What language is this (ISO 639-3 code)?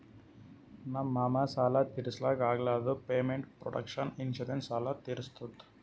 kan